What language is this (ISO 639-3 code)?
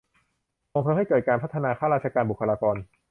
tha